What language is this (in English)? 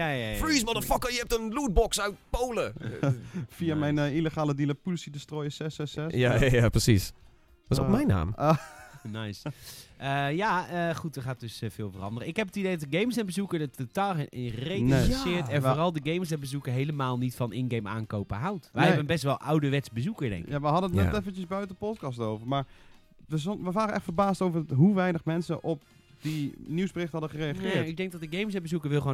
Dutch